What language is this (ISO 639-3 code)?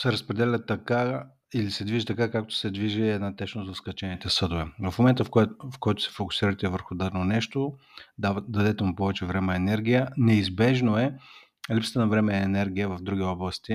bul